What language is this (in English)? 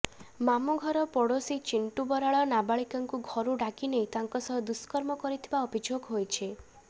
Odia